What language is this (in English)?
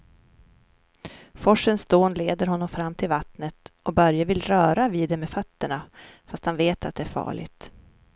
Swedish